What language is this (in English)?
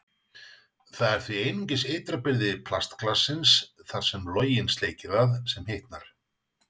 Icelandic